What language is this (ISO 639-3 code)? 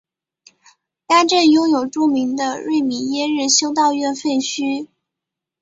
zho